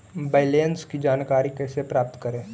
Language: Magahi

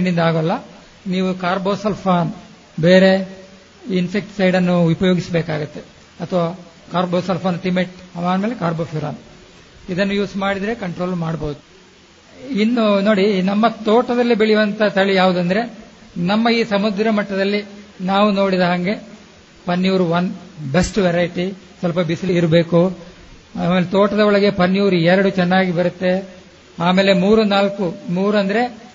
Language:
Kannada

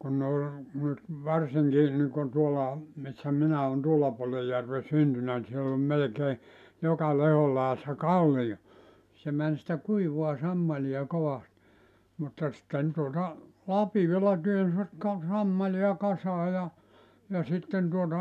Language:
Finnish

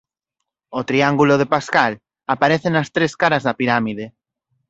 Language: Galician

